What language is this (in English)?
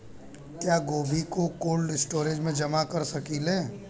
Bhojpuri